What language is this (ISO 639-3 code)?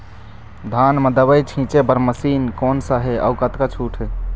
hne